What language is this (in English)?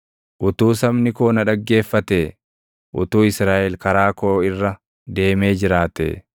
Oromo